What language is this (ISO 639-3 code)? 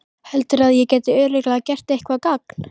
isl